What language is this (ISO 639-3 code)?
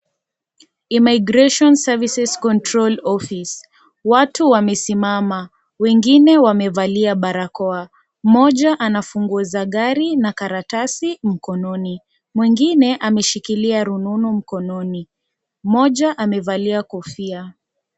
swa